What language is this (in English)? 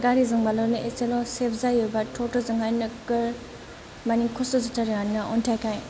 Bodo